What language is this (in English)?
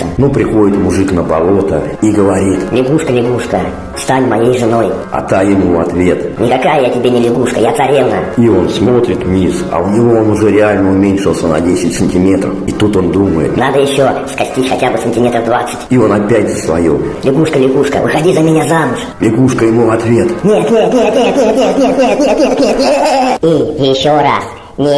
Russian